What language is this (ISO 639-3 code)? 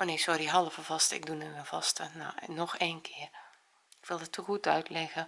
nld